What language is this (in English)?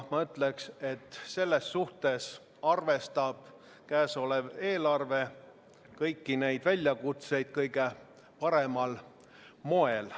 Estonian